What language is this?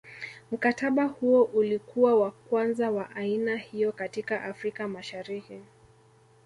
Swahili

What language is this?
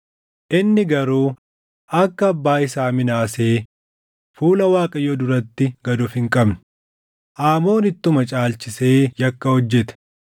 Oromo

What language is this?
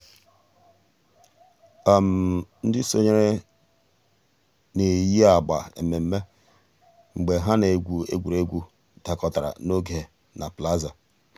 Igbo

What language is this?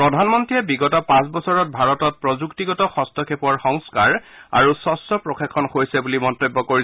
Assamese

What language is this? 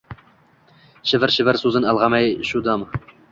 Uzbek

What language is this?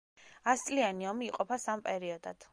Georgian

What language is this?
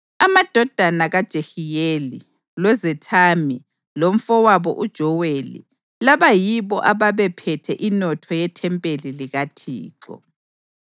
North Ndebele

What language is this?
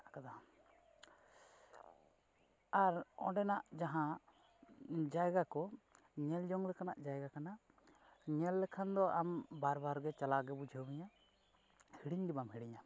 Santali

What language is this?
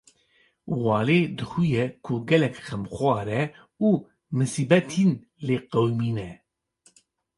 Kurdish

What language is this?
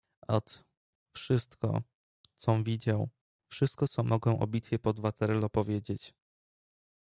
Polish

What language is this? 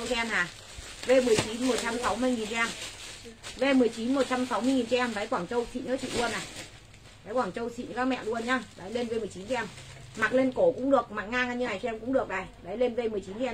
Vietnamese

